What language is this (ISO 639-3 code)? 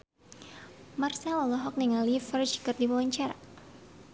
sun